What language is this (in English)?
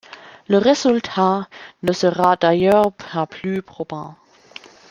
French